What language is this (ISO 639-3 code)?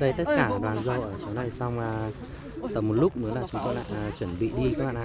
vie